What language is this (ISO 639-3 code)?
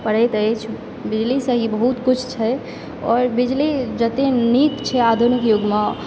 mai